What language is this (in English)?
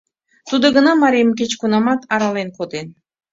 Mari